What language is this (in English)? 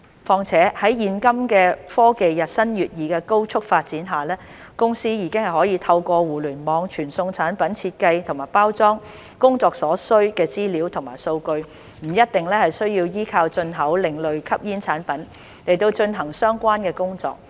Cantonese